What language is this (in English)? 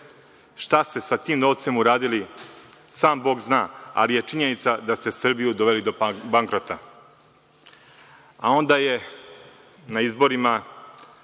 Serbian